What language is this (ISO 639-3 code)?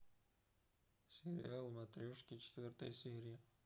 rus